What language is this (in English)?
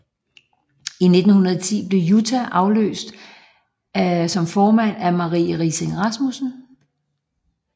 Danish